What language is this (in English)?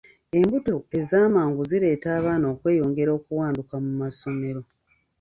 Ganda